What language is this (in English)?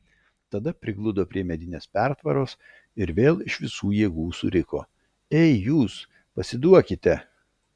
Lithuanian